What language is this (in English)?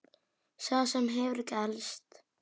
Icelandic